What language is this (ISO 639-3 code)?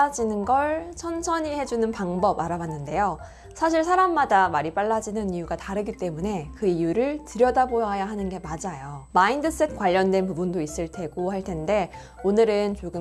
kor